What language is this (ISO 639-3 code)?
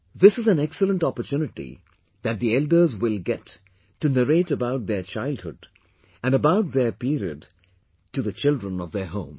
eng